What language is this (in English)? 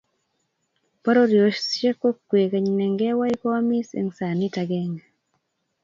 Kalenjin